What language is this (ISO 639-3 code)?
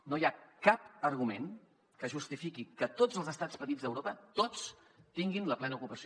cat